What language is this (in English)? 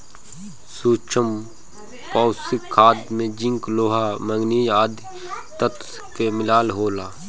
Bhojpuri